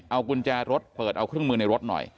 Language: Thai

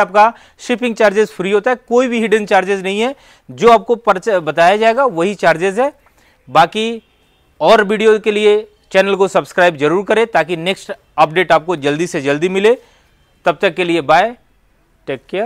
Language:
Hindi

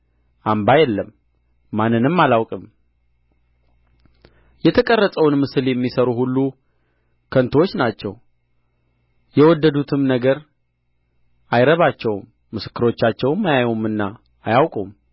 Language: Amharic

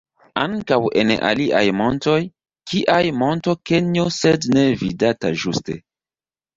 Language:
Esperanto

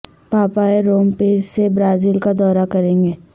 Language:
Urdu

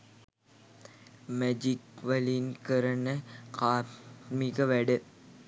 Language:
Sinhala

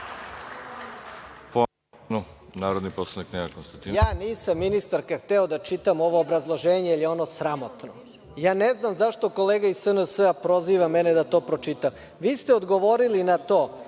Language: Serbian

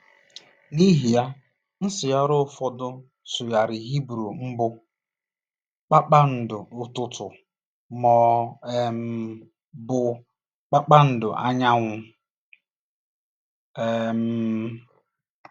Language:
Igbo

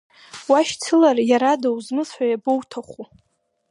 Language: Abkhazian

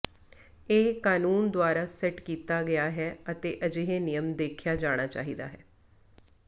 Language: Punjabi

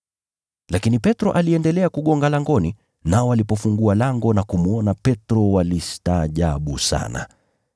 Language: Swahili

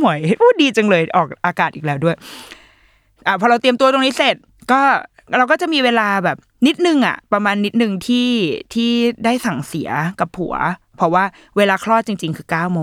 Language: Thai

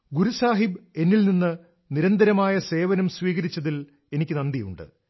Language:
Malayalam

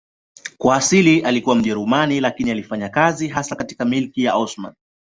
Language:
Swahili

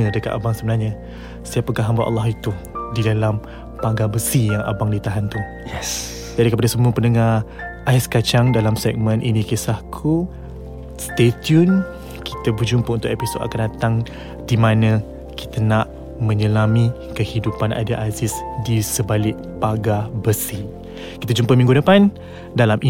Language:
Malay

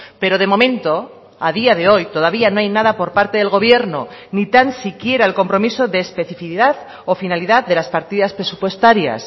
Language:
Spanish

